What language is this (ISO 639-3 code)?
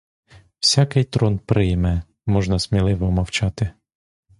ukr